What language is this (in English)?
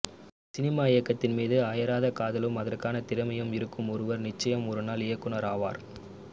Tamil